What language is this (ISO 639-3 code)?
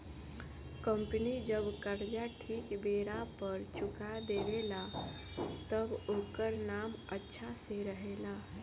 bho